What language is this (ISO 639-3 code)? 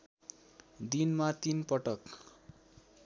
nep